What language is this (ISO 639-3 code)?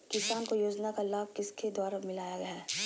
mag